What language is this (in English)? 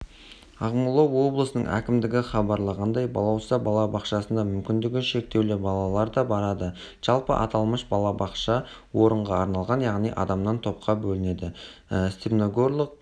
Kazakh